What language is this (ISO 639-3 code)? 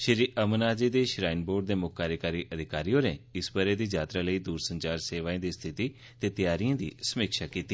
doi